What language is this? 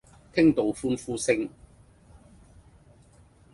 Cantonese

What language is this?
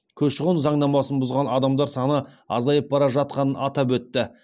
Kazakh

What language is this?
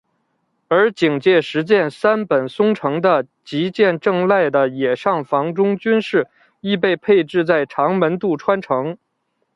Chinese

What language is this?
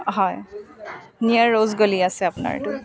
Assamese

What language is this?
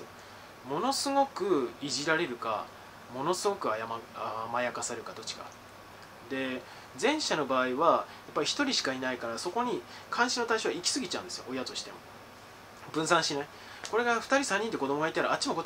Japanese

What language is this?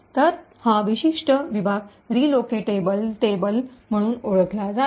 Marathi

